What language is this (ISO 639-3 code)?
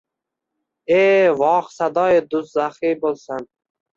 uzb